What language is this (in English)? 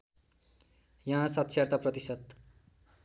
Nepali